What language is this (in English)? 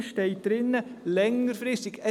Swiss German